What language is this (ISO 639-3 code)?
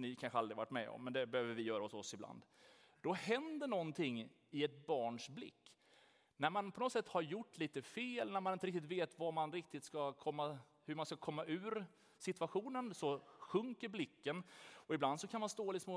swe